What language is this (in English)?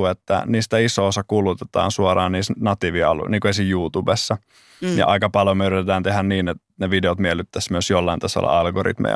Finnish